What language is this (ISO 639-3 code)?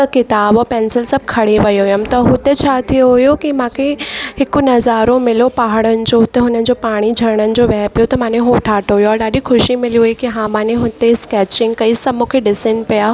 snd